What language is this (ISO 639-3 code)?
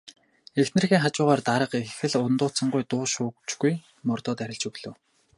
mon